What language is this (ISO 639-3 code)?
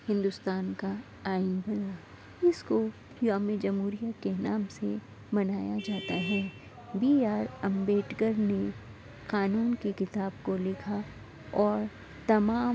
urd